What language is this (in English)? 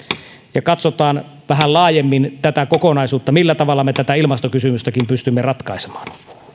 Finnish